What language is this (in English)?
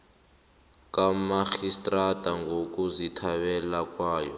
South Ndebele